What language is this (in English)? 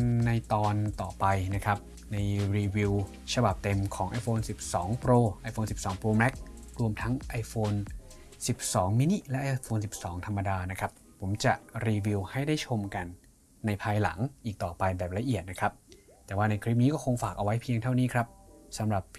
Thai